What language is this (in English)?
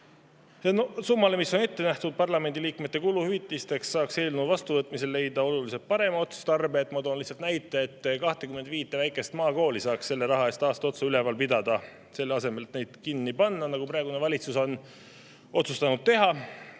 Estonian